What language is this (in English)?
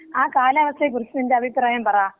Malayalam